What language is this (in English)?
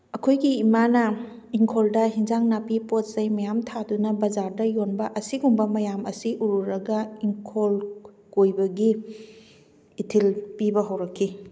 Manipuri